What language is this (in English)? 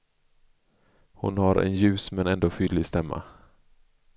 Swedish